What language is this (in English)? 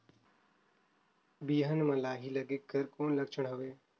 Chhattisgarhi